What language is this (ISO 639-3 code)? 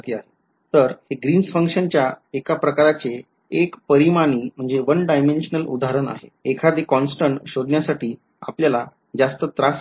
mar